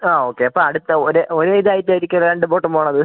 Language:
Malayalam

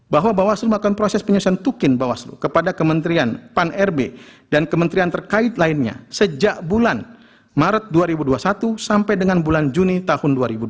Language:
Indonesian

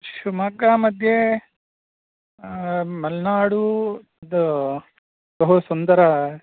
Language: Sanskrit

